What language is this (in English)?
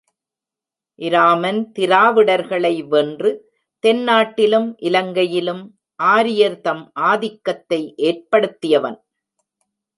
Tamil